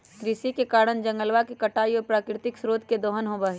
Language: Magahi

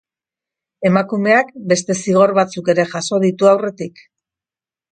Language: Basque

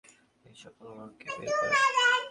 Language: Bangla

